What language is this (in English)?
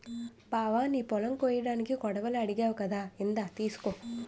Telugu